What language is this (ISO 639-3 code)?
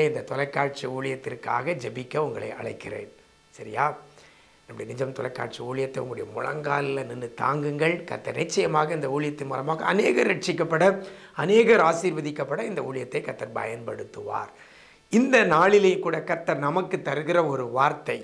kor